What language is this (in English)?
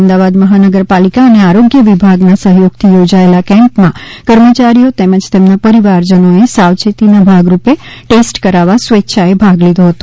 Gujarati